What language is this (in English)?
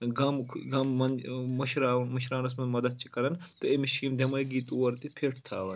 Kashmiri